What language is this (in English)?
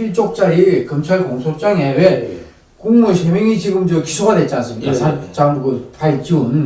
Korean